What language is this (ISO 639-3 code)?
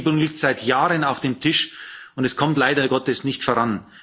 deu